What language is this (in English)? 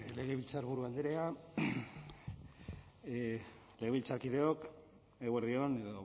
Basque